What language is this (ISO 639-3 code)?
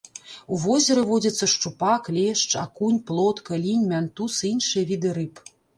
bel